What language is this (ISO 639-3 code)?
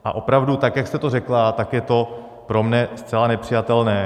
ces